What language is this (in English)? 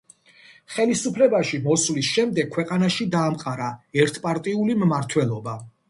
Georgian